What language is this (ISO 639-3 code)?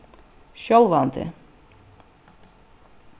fao